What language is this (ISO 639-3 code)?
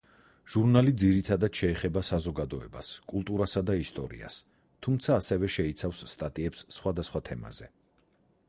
kat